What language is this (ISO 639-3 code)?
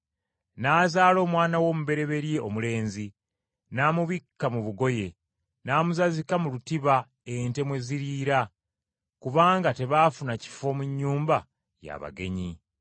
lug